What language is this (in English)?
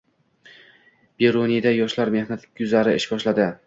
Uzbek